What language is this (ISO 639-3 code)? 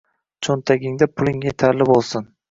uzb